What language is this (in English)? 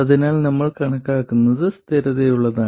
Malayalam